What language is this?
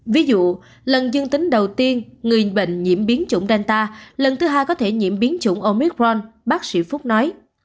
Vietnamese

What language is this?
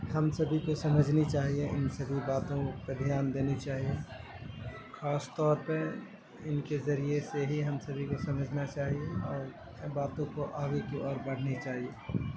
Urdu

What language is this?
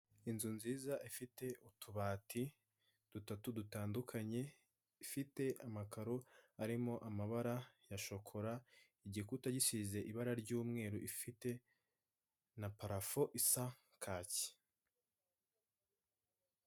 Kinyarwanda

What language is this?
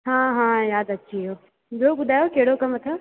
Sindhi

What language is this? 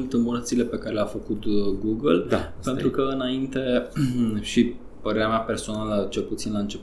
Romanian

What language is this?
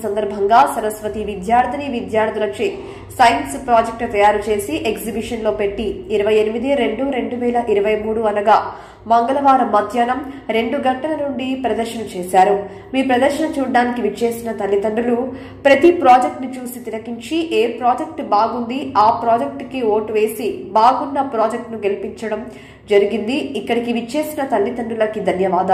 Hindi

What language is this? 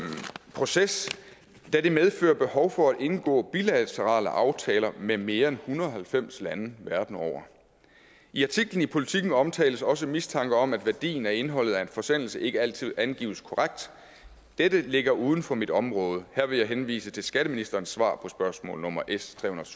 Danish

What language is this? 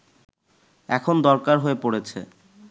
Bangla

